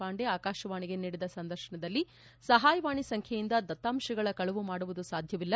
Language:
Kannada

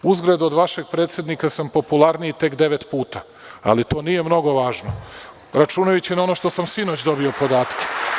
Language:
Serbian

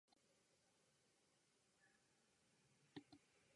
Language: Japanese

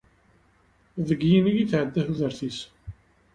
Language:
Kabyle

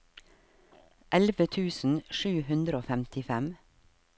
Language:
Norwegian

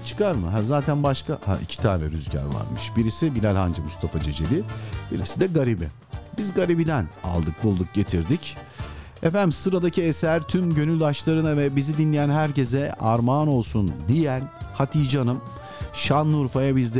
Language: Turkish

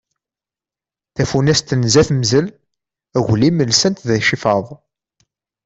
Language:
Kabyle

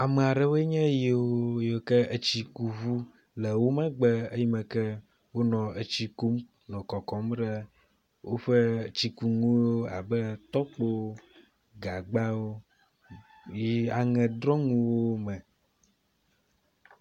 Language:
Ewe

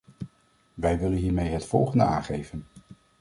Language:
Dutch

